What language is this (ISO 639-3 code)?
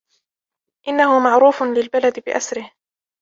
ara